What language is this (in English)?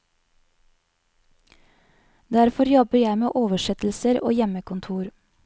Norwegian